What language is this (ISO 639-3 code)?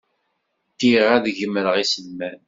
kab